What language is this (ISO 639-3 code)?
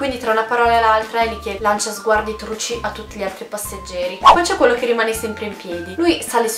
ita